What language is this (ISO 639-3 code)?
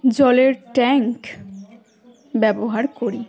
ben